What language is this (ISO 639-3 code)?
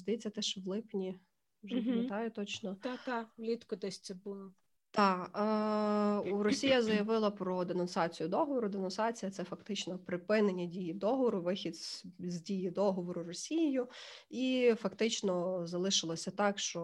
ukr